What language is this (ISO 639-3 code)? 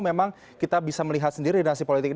ind